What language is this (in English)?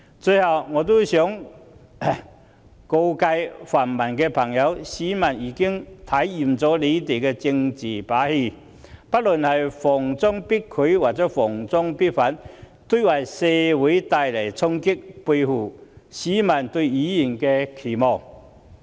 Cantonese